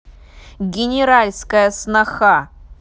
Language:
Russian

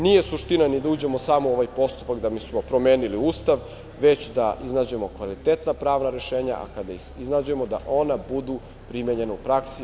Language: Serbian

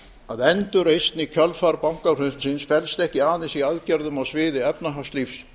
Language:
Icelandic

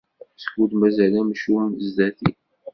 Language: Kabyle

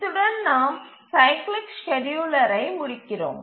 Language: Tamil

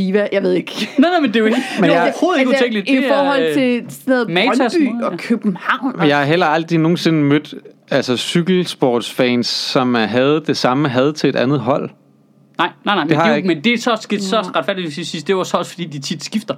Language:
Danish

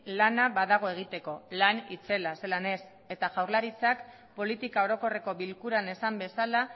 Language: Basque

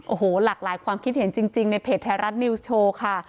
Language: Thai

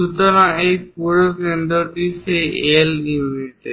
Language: Bangla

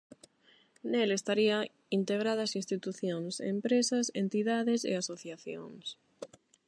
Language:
Galician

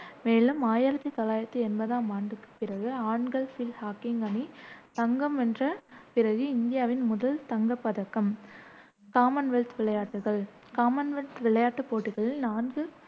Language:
Tamil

